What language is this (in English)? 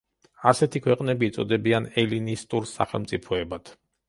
Georgian